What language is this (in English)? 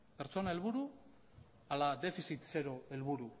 Basque